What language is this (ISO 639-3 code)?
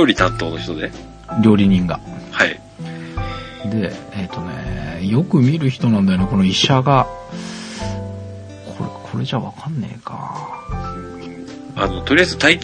jpn